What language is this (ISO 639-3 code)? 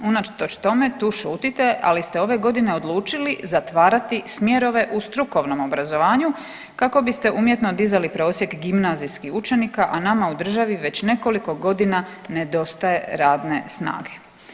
hrv